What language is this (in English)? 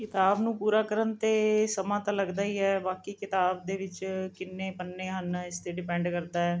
Punjabi